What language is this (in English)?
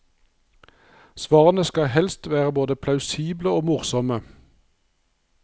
Norwegian